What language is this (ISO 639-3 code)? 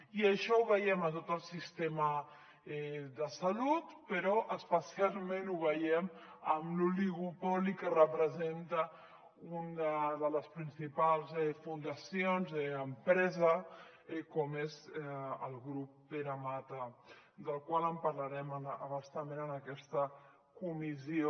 cat